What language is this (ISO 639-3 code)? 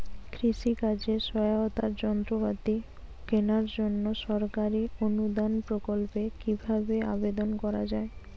ben